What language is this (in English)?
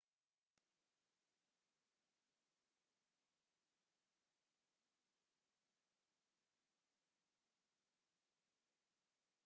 Somali